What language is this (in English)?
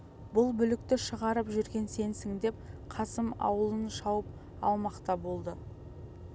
Kazakh